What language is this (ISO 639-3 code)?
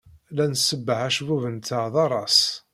kab